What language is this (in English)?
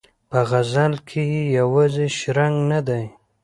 Pashto